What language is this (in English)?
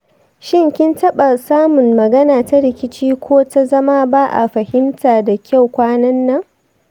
Hausa